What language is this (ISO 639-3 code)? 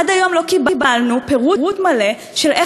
heb